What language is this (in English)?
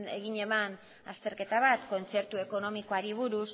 Basque